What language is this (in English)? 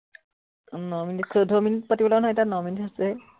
Assamese